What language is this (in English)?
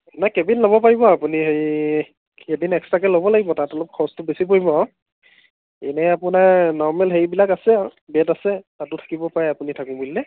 Assamese